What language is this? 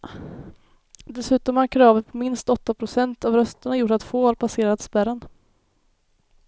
Swedish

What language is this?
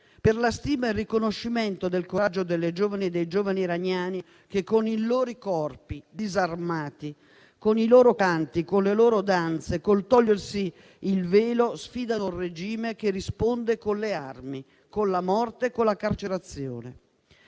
Italian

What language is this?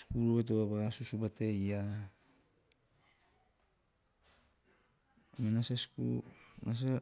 Teop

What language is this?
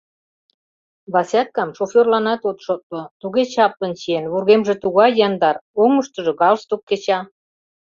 Mari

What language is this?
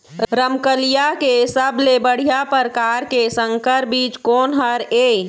Chhattisgarhi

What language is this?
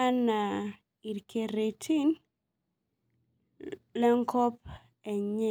Masai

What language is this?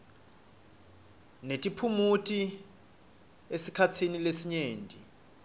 Swati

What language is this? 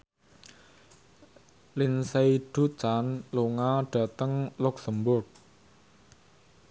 Javanese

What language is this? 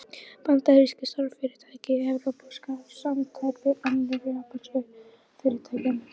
Icelandic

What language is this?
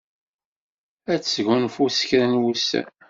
Kabyle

